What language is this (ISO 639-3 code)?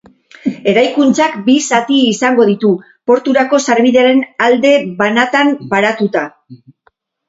eus